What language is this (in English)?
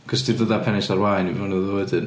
Welsh